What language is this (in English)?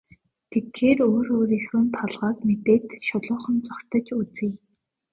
Mongolian